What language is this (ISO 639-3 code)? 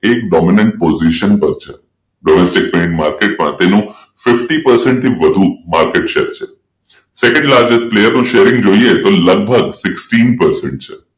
guj